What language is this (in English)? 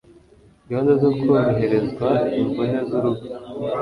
Kinyarwanda